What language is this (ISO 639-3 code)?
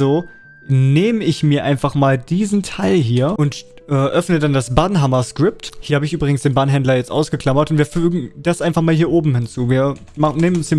deu